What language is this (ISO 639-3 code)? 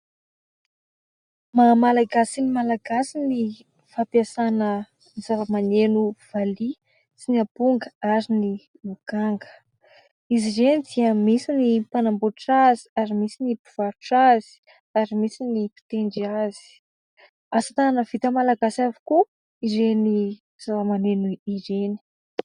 mlg